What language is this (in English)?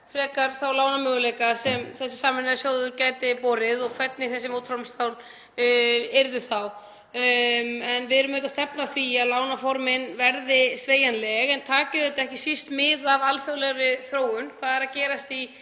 Icelandic